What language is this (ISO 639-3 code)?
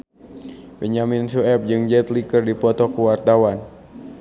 sun